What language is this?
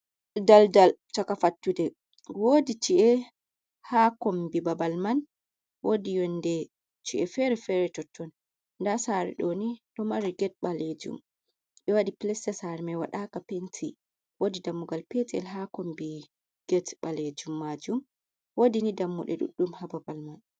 Fula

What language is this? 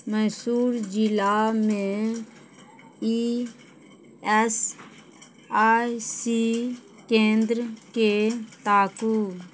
Maithili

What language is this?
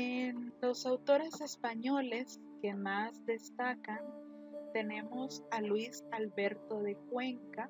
Spanish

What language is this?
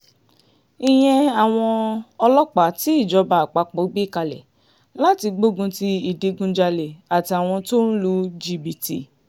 Yoruba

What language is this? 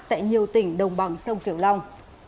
Vietnamese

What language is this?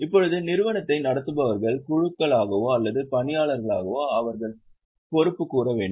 Tamil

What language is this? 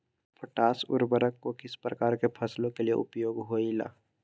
Magahi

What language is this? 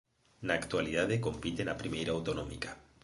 Galician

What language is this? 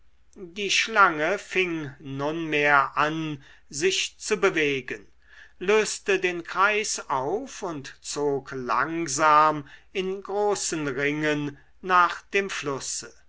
German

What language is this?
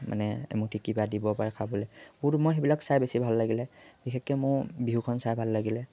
Assamese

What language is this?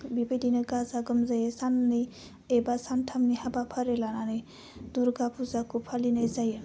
Bodo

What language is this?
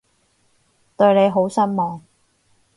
Cantonese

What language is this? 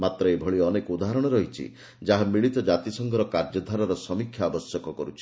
Odia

